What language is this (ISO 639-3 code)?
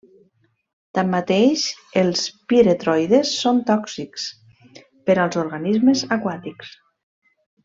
cat